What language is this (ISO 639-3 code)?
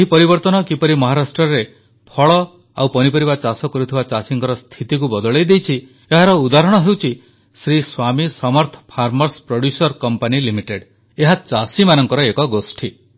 ori